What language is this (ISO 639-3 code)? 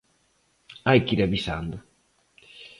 glg